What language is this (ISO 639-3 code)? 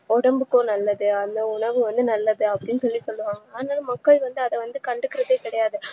tam